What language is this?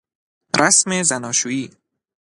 Persian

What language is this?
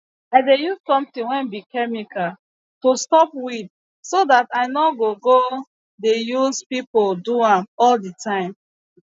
Nigerian Pidgin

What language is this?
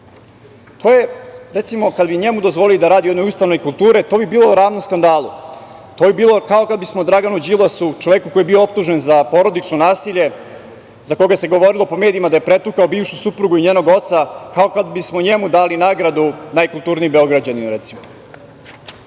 Serbian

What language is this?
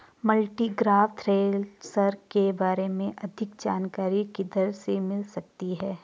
Hindi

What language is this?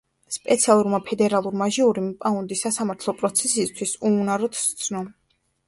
Georgian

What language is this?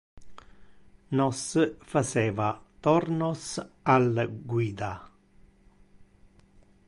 Interlingua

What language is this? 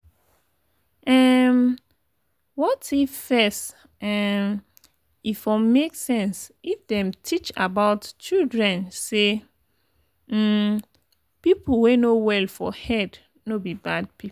Nigerian Pidgin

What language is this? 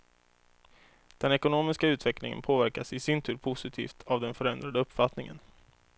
Swedish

